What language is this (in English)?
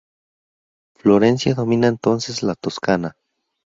Spanish